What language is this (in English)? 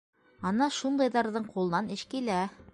Bashkir